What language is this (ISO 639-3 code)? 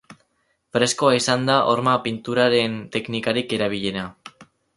eus